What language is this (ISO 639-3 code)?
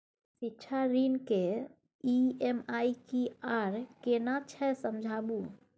mai